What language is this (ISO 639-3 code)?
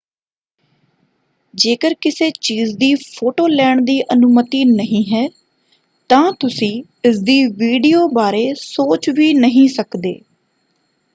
pan